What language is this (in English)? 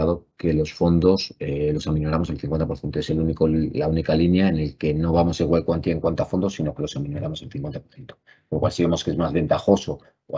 Spanish